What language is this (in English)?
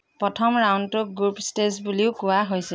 Assamese